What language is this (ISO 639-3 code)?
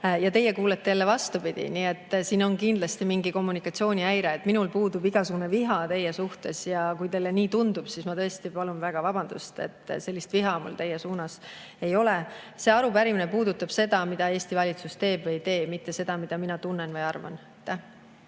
est